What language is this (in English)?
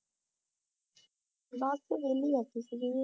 Punjabi